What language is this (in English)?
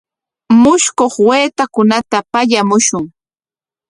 Corongo Ancash Quechua